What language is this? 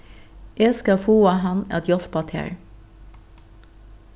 Faroese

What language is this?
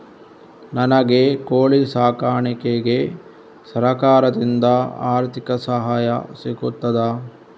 Kannada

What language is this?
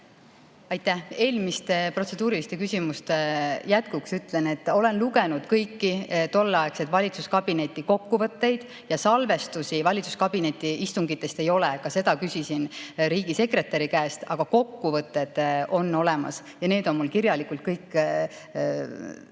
Estonian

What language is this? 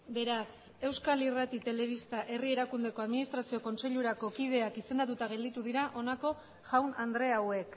Basque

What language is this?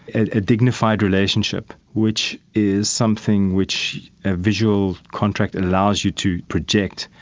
English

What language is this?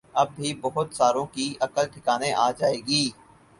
Urdu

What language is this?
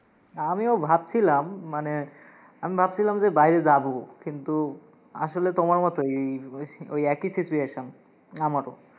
Bangla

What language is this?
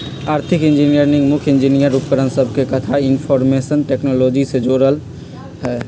Magahi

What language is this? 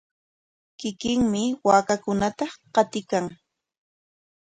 Corongo Ancash Quechua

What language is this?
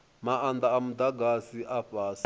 Venda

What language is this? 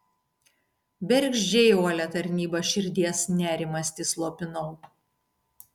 Lithuanian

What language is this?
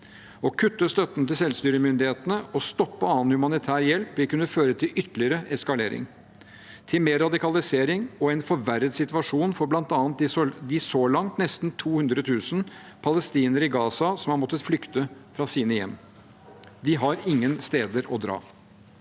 Norwegian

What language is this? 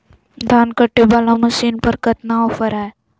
Magahi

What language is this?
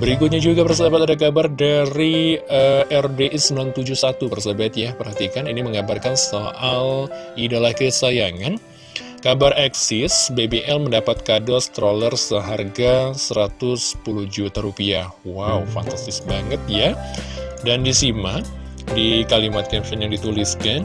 Indonesian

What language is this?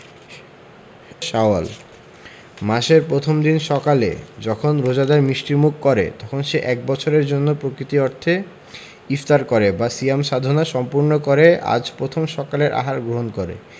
Bangla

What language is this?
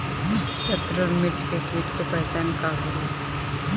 Bhojpuri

